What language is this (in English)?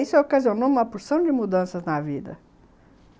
Portuguese